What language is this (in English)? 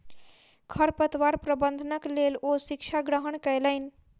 Maithili